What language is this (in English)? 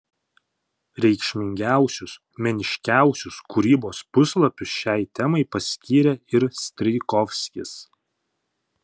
Lithuanian